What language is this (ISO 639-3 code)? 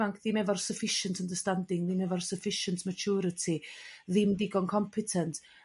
cym